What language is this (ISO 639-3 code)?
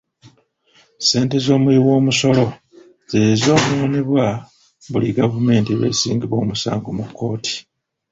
lug